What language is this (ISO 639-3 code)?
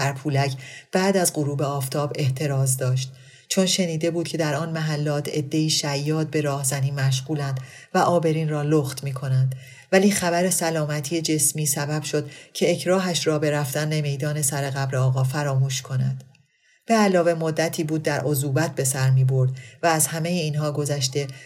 fas